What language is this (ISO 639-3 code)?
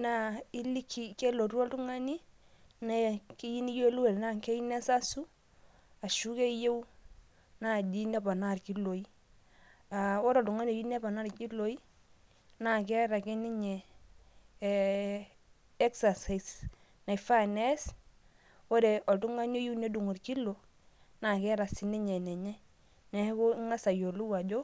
mas